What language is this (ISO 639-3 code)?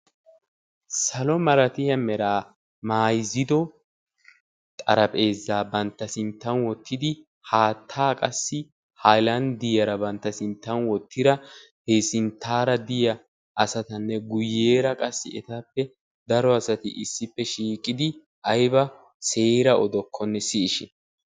wal